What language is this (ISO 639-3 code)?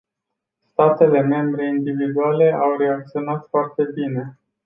ron